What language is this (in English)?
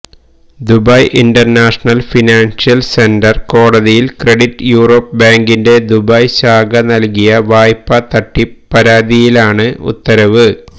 Malayalam